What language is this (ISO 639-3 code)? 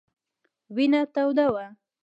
pus